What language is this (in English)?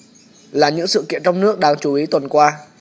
Vietnamese